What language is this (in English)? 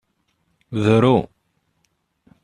Kabyle